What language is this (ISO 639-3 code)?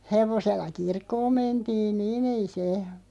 fin